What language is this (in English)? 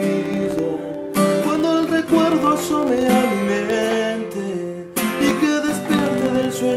Romanian